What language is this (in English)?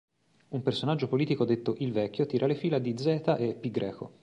Italian